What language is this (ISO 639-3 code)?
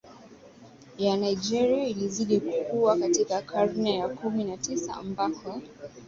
swa